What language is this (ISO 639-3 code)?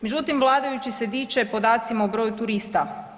hrv